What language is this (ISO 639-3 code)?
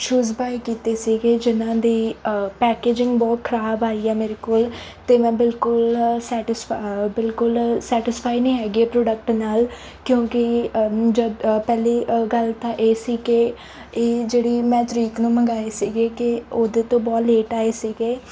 pan